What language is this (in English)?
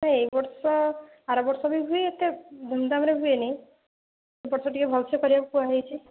Odia